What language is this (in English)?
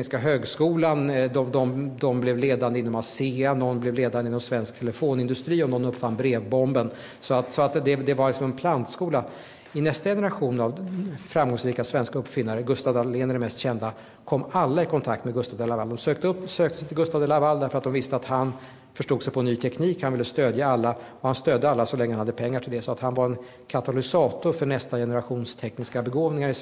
Swedish